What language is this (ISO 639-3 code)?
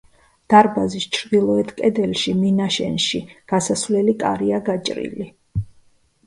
kat